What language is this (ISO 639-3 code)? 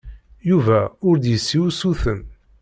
kab